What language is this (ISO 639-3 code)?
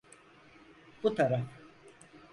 tur